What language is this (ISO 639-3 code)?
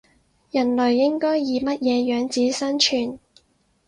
yue